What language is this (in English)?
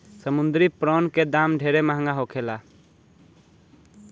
Bhojpuri